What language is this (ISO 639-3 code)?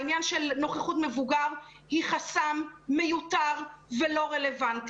heb